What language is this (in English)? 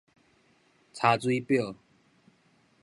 Min Nan Chinese